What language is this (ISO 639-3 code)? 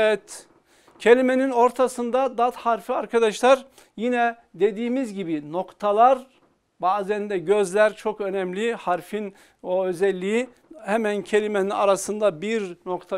tur